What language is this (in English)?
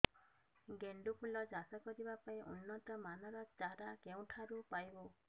Odia